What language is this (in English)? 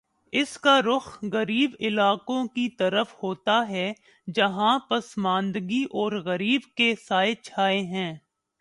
Urdu